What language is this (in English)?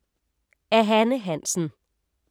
Danish